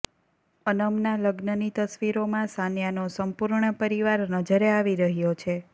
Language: Gujarati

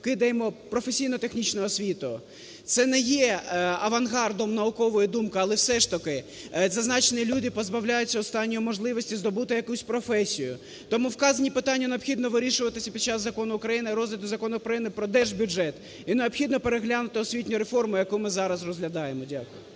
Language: Ukrainian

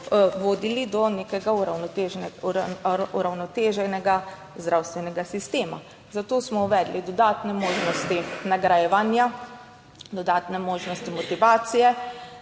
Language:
Slovenian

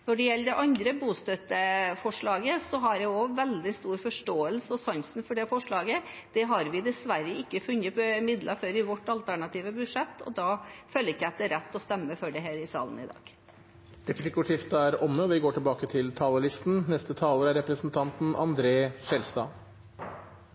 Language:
Norwegian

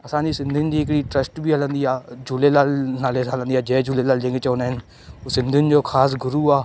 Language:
Sindhi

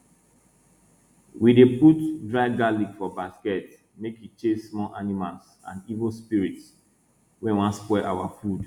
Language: Nigerian Pidgin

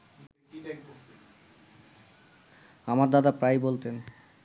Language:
Bangla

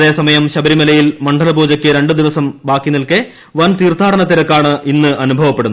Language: Malayalam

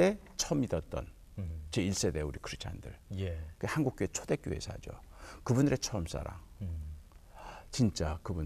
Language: Korean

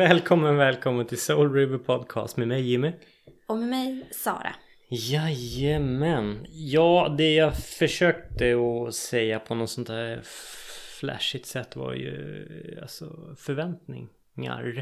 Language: Swedish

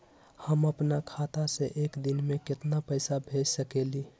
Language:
Magahi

